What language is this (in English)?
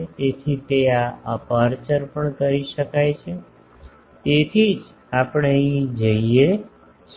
Gujarati